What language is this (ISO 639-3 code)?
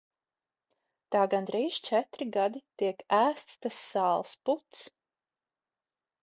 lav